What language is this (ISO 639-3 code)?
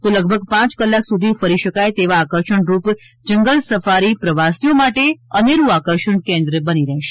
guj